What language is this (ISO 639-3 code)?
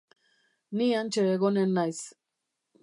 eus